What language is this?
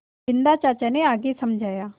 Hindi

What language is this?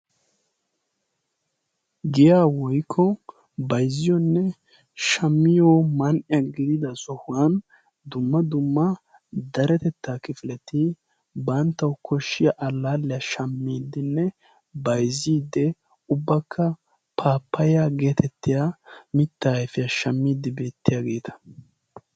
Wolaytta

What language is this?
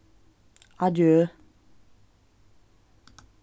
Faroese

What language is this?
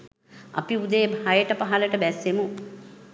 Sinhala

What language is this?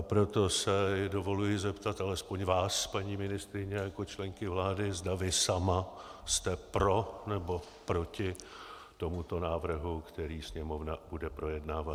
Czech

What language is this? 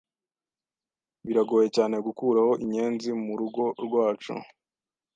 Kinyarwanda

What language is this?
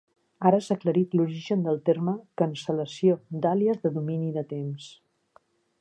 Catalan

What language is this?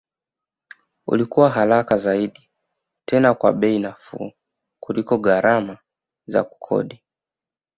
Swahili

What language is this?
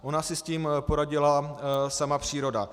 Czech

